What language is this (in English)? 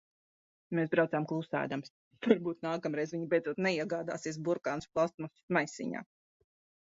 Latvian